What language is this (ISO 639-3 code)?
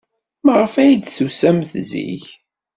kab